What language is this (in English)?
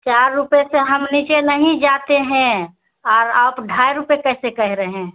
Urdu